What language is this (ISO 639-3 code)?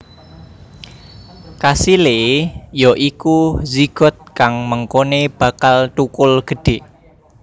jav